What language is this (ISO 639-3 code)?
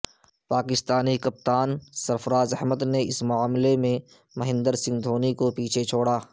urd